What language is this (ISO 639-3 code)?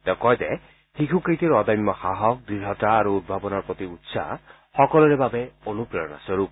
asm